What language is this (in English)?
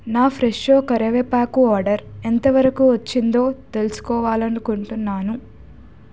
Telugu